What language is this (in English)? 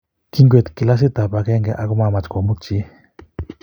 Kalenjin